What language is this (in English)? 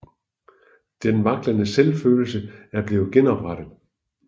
Danish